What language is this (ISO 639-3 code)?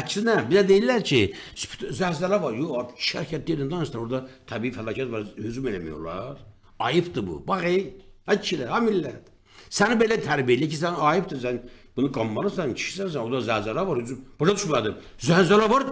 tur